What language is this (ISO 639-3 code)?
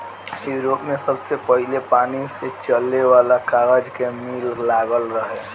bho